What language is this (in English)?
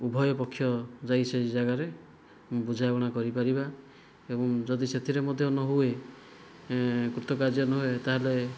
Odia